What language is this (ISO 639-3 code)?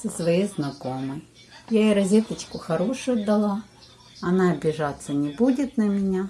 rus